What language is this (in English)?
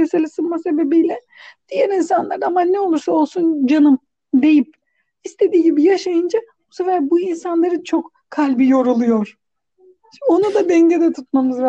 Turkish